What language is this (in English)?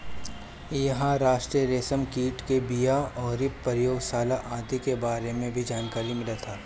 Bhojpuri